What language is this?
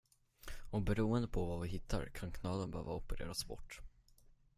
Swedish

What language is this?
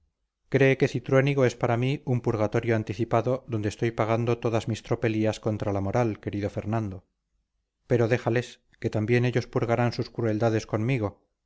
Spanish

